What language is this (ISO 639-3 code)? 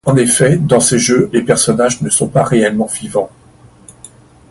fra